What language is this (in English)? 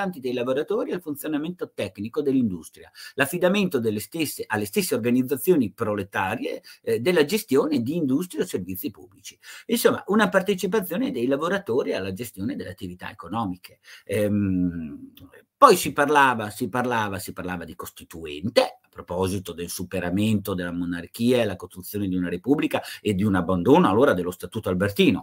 Italian